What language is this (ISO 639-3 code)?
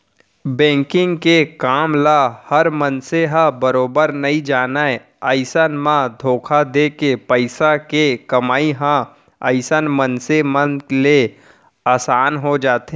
hne